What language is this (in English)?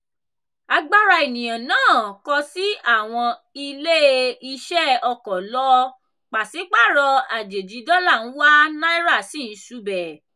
Yoruba